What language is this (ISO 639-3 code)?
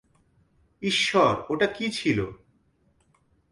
ben